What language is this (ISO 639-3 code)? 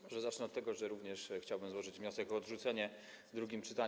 pol